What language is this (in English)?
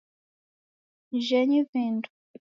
Taita